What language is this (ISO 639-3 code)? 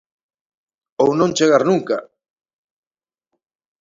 glg